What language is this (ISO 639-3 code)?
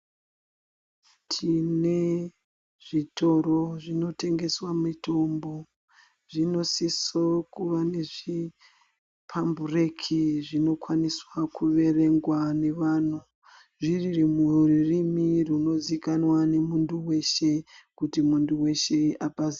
ndc